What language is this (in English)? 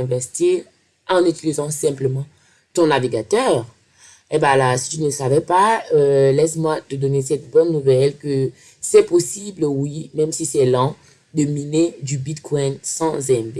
French